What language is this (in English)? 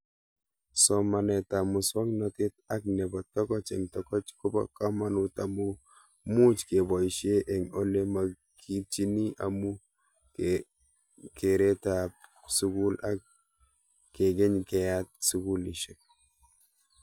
Kalenjin